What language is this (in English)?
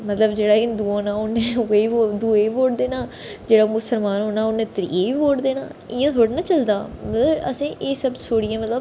Dogri